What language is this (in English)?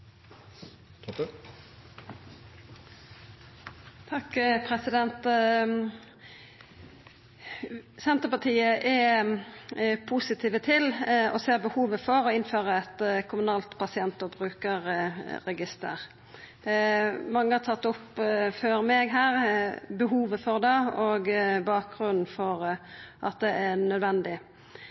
Norwegian